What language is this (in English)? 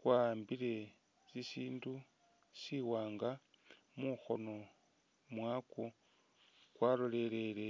Masaaba